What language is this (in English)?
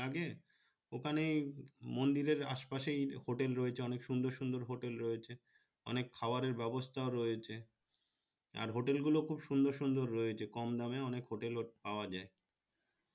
Bangla